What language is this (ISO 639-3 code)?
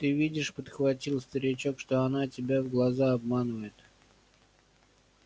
rus